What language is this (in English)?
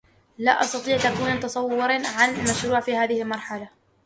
Arabic